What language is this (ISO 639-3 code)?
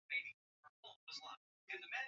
swa